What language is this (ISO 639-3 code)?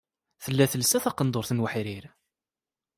kab